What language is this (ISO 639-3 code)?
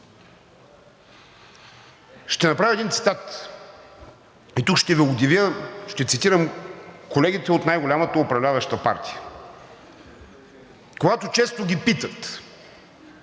bul